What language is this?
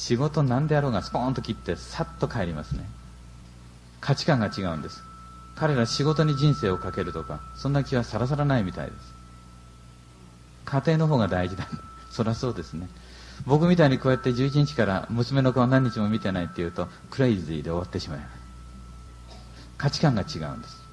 Japanese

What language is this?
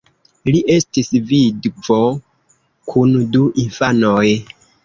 Esperanto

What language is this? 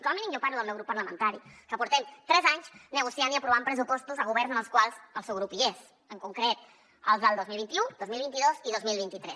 Catalan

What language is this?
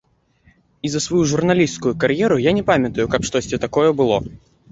Belarusian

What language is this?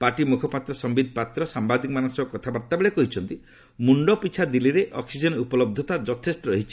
Odia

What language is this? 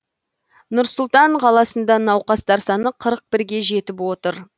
Kazakh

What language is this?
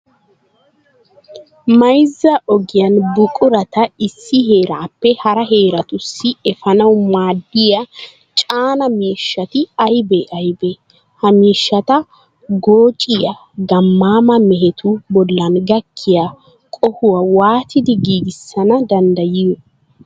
Wolaytta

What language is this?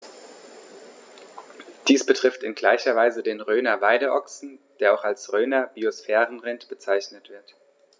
German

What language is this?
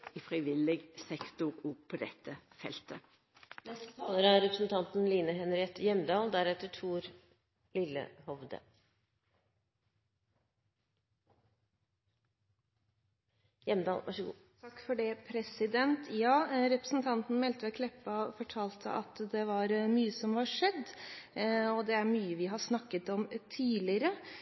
Norwegian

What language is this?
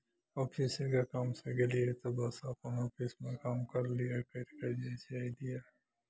Maithili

